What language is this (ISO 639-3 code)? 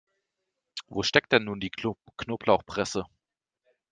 deu